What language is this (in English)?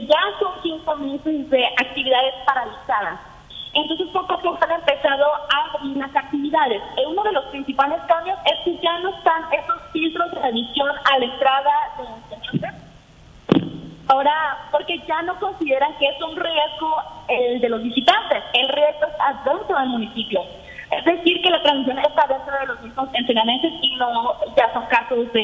Spanish